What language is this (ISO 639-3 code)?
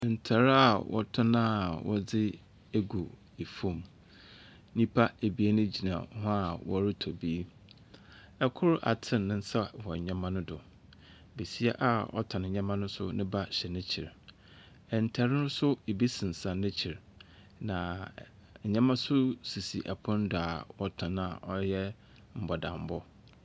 aka